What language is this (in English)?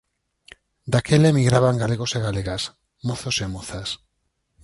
Galician